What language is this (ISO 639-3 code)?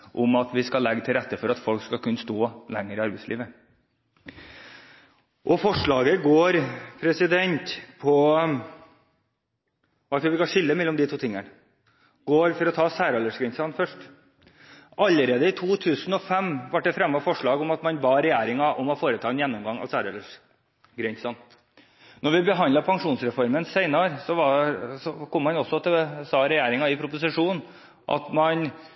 nob